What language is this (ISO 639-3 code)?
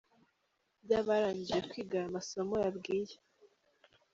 kin